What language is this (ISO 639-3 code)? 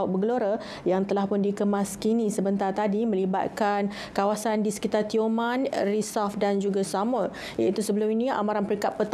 msa